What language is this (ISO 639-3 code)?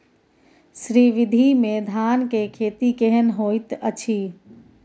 mai